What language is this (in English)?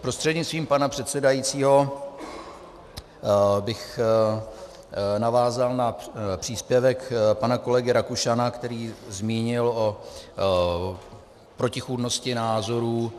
Czech